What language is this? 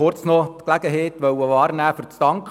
Swiss German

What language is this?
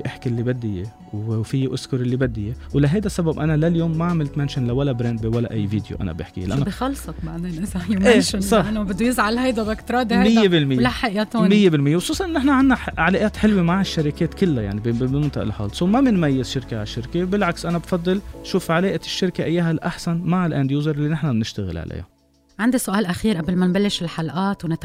Arabic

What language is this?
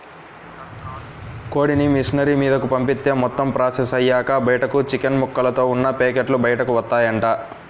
Telugu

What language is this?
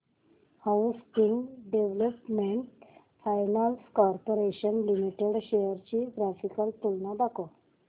Marathi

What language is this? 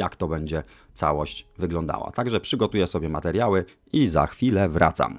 Polish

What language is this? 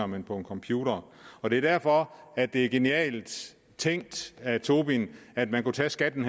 Danish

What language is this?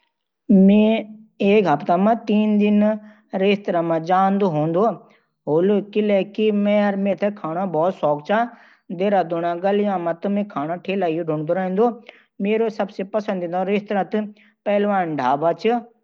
Garhwali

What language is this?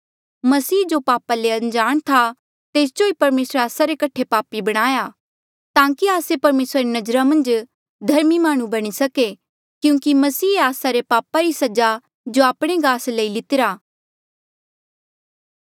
Mandeali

